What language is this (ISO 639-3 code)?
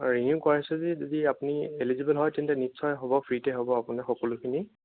asm